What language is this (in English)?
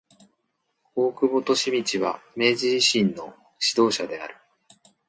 Japanese